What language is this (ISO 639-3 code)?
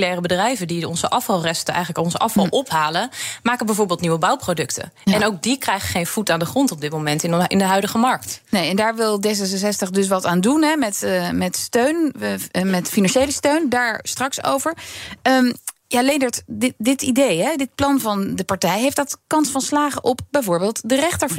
nld